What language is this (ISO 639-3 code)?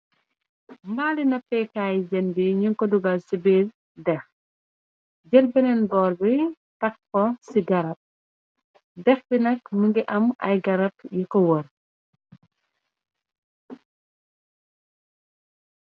wol